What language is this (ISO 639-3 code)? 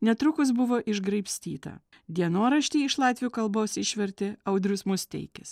lit